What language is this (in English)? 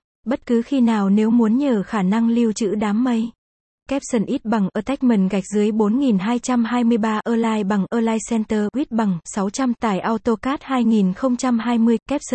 Vietnamese